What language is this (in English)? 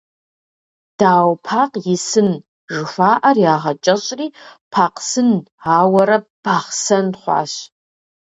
Kabardian